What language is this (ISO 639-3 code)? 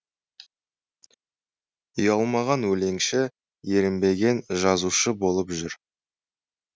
kaz